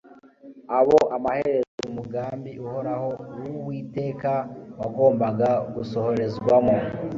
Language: Kinyarwanda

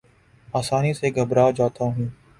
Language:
Urdu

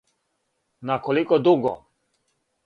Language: Serbian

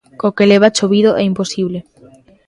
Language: Galician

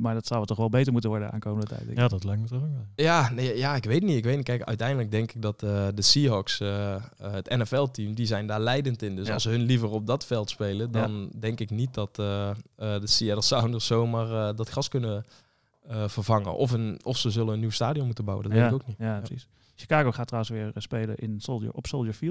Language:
Dutch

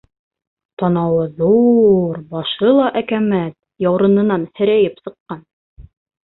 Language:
Bashkir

